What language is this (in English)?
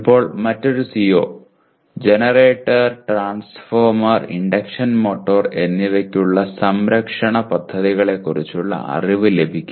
Malayalam